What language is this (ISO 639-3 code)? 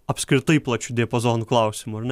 lit